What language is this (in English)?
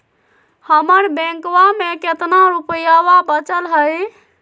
Magahi